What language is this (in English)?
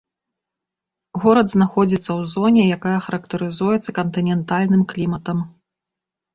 Belarusian